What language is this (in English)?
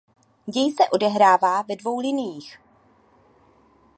Czech